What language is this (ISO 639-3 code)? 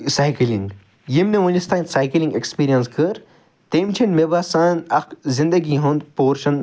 kas